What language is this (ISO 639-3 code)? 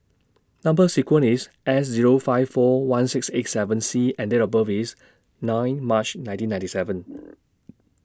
eng